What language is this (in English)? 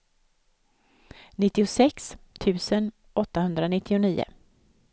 Swedish